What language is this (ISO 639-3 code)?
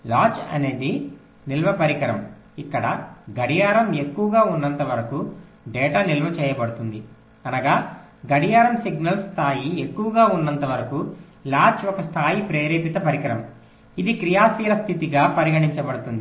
tel